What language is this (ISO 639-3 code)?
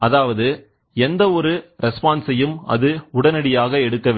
tam